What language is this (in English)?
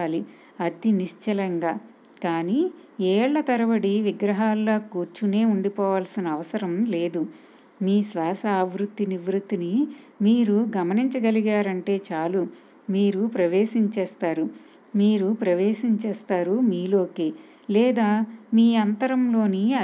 Telugu